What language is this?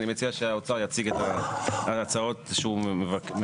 Hebrew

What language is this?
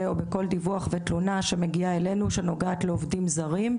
Hebrew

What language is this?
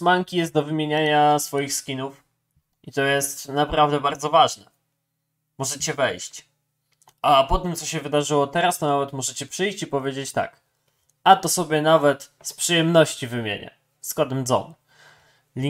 Polish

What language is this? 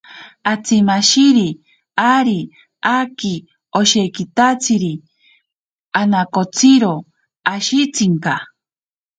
Ashéninka Perené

